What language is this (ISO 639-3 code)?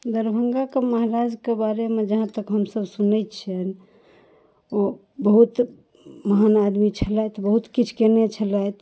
mai